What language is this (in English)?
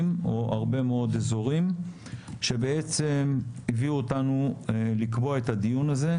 Hebrew